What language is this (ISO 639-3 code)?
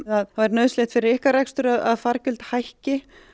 isl